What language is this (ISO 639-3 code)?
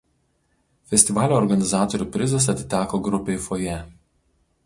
lit